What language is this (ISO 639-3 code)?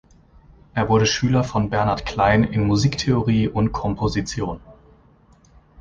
deu